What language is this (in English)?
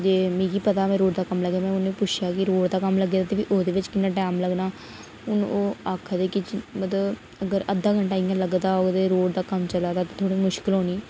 Dogri